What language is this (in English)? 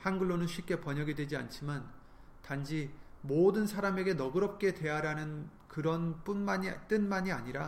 Korean